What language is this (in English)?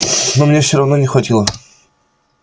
Russian